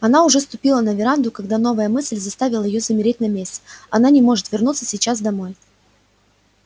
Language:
Russian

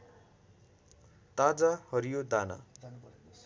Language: Nepali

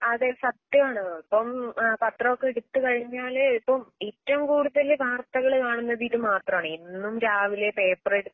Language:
Malayalam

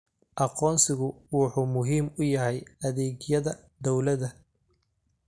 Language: Somali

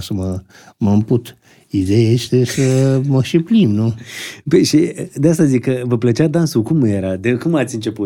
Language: Romanian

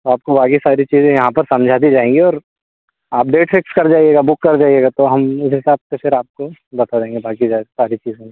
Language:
Hindi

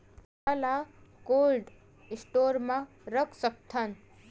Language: Chhattisgarhi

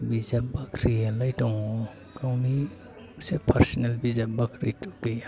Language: Bodo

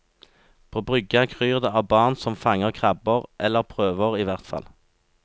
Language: Norwegian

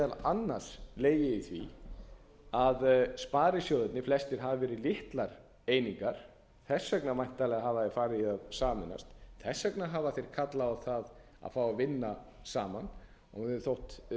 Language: Icelandic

